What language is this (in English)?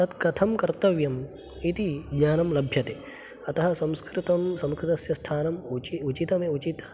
Sanskrit